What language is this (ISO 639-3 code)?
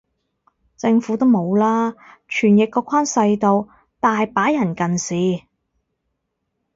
yue